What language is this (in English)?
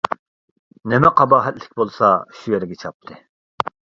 Uyghur